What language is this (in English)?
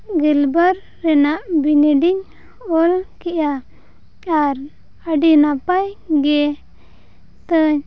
Santali